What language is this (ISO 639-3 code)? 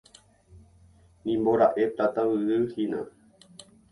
grn